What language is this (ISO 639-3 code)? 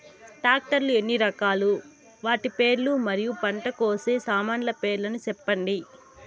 tel